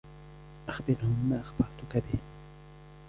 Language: Arabic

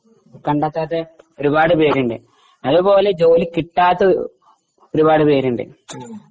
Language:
Malayalam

